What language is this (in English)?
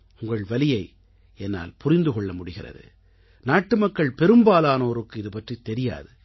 Tamil